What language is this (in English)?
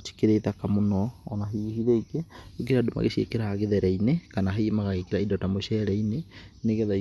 Kikuyu